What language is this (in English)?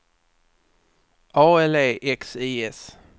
Swedish